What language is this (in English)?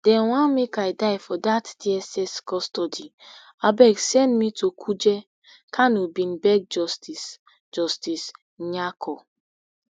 Nigerian Pidgin